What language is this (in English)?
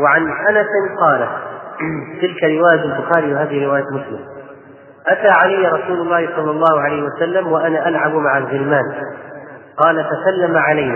Arabic